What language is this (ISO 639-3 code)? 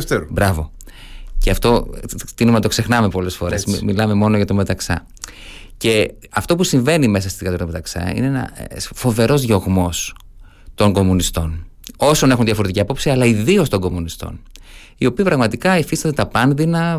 ell